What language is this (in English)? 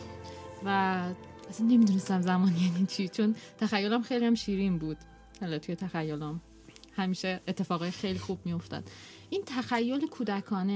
Persian